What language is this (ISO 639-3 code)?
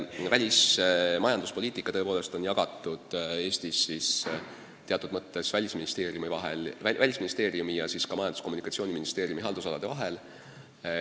est